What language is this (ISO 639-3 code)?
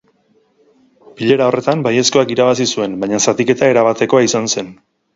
eus